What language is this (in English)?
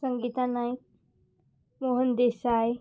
Konkani